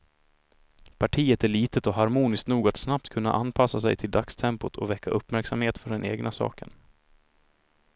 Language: Swedish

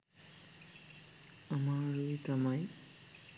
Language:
Sinhala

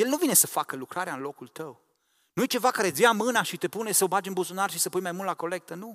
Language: Romanian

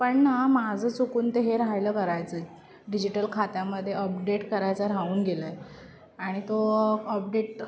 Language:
Marathi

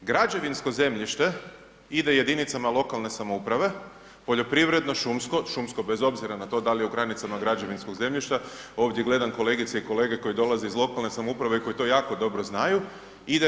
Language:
Croatian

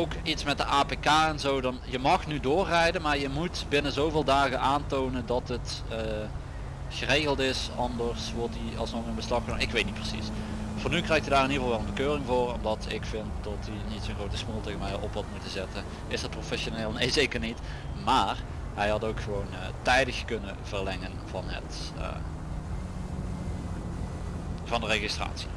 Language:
Dutch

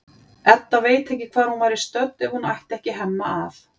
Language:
Icelandic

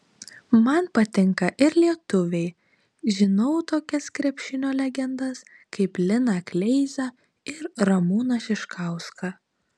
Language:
Lithuanian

